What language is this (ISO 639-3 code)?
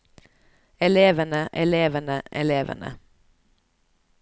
nor